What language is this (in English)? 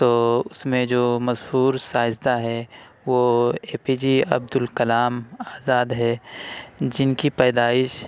Urdu